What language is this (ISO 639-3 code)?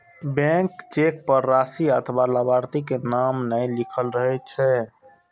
mai